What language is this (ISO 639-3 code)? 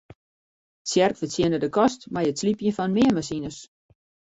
fry